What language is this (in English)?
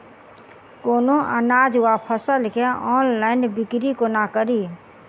Maithili